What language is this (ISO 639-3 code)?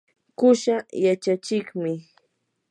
qur